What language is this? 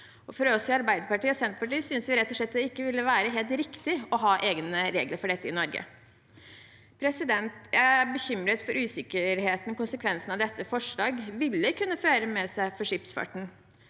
Norwegian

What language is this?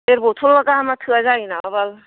Bodo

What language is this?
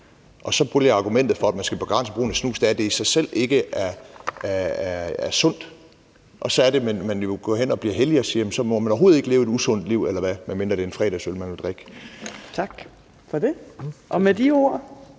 Danish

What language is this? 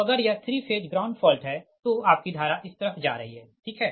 Hindi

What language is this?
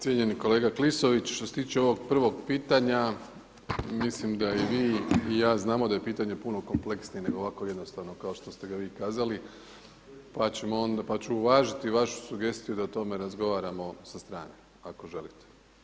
Croatian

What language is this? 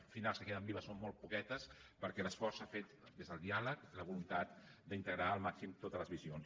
Catalan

